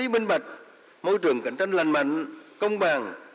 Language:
Vietnamese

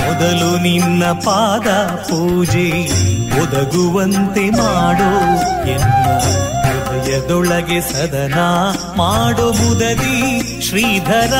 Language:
Kannada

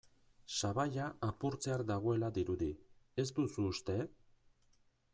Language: Basque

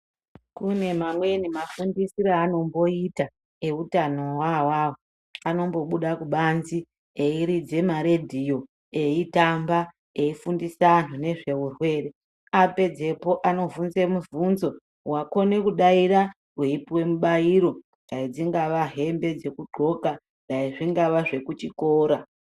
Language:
Ndau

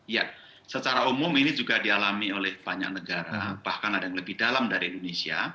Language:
Indonesian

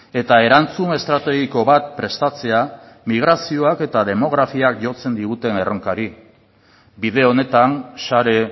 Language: Basque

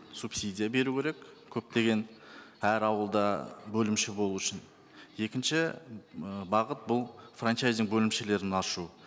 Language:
Kazakh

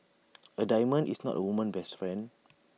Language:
English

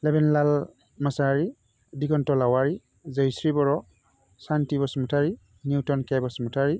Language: Bodo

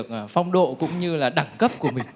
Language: Vietnamese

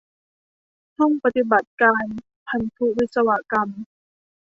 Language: Thai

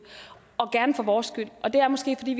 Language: Danish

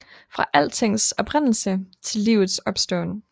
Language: Danish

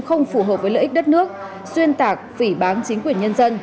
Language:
Vietnamese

